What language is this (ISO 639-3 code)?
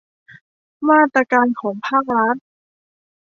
tha